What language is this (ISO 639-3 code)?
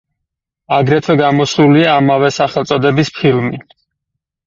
kat